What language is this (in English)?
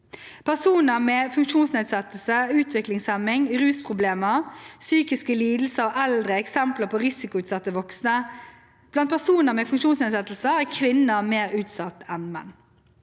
Norwegian